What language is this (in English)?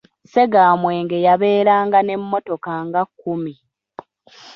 Ganda